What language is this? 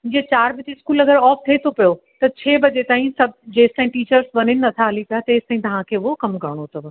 Sindhi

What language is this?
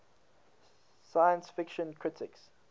English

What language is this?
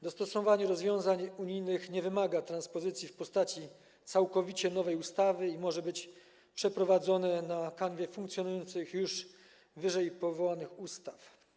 Polish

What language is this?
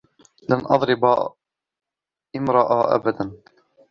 Arabic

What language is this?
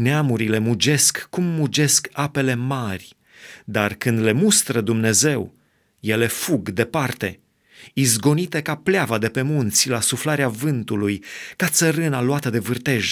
Romanian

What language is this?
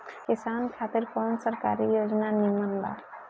Bhojpuri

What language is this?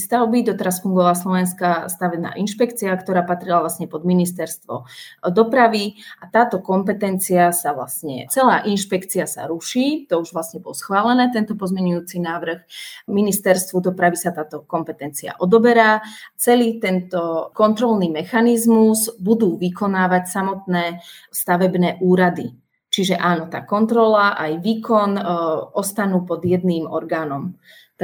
Slovak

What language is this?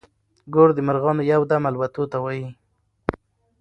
Pashto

